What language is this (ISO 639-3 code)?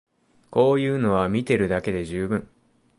jpn